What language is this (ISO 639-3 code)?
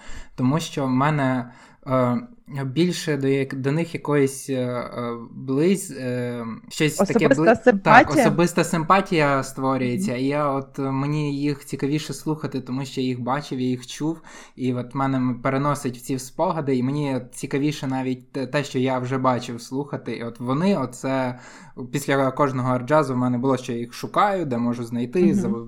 ukr